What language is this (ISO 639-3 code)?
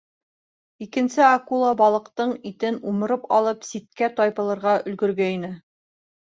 bak